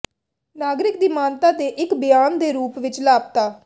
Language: Punjabi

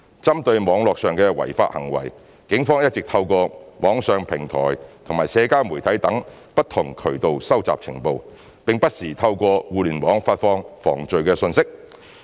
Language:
Cantonese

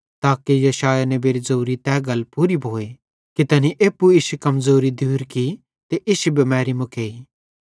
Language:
Bhadrawahi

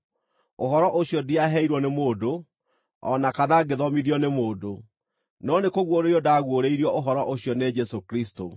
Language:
Kikuyu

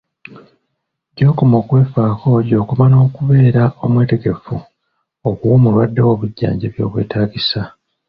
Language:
Ganda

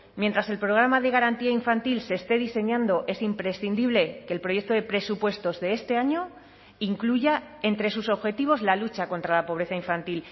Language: Spanish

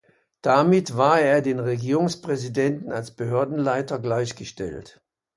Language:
German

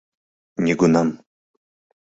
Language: Mari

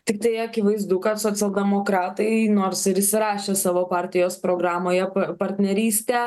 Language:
Lithuanian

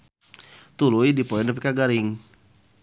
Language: Sundanese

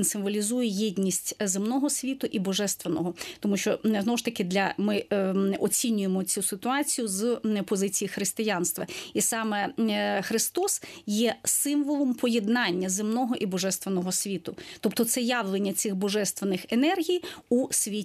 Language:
Ukrainian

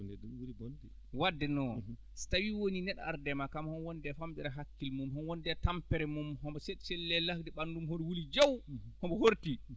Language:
Fula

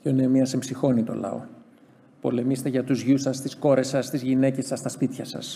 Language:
Greek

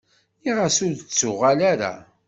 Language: Kabyle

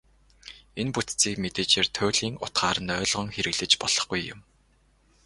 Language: Mongolian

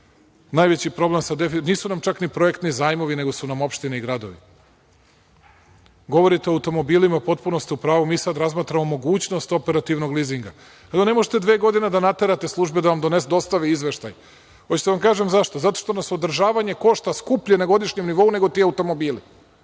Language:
Serbian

